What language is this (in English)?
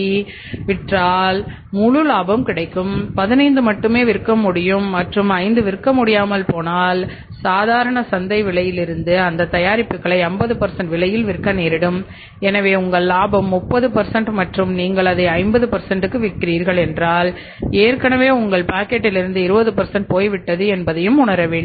Tamil